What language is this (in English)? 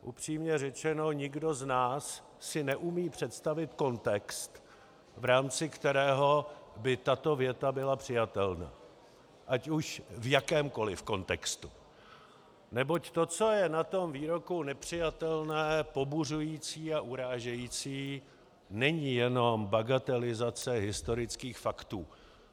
Czech